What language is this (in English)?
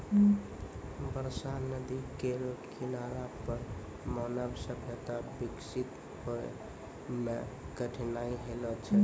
Maithili